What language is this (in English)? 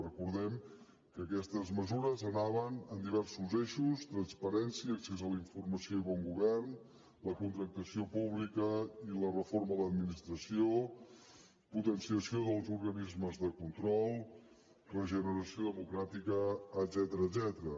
Catalan